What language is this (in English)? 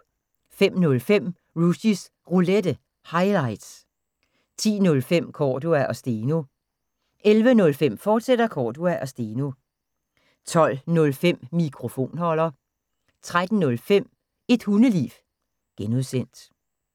Danish